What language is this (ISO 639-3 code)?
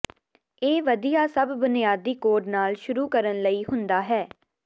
pan